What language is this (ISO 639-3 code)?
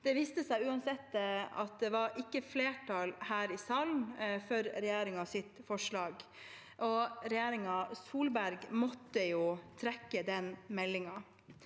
nor